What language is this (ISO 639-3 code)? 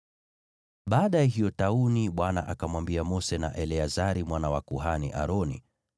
swa